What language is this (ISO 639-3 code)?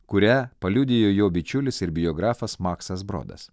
lit